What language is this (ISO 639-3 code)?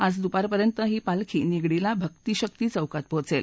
mar